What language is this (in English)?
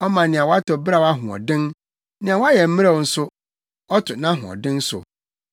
Akan